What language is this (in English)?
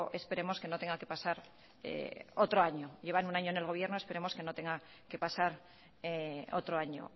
Spanish